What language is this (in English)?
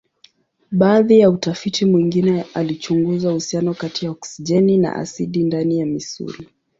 Swahili